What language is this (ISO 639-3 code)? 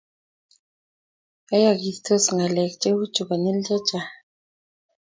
kln